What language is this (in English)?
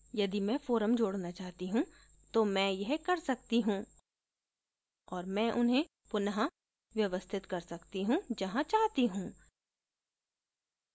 Hindi